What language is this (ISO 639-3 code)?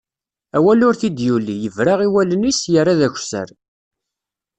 kab